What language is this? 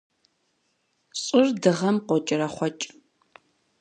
Kabardian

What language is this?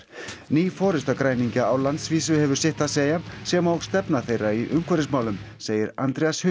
Icelandic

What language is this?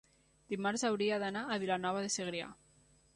Catalan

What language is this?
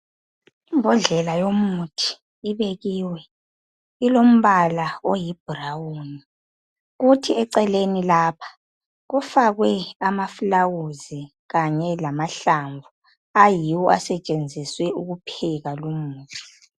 North Ndebele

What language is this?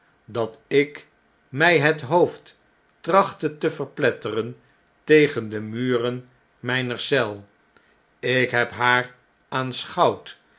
Dutch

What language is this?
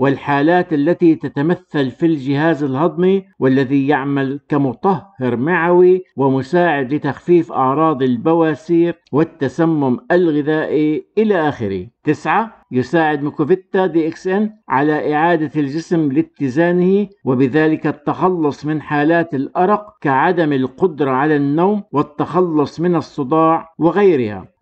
Arabic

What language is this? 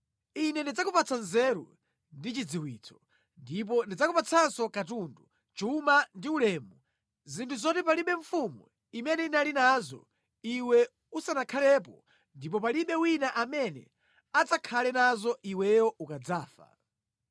Nyanja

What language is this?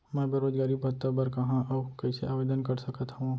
Chhattisgarhi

